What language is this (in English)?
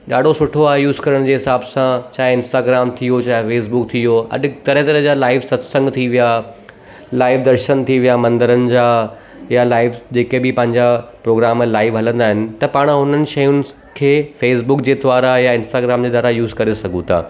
Sindhi